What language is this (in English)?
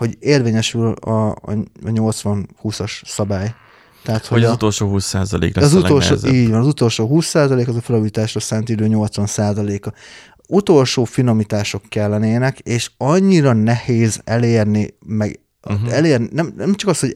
Hungarian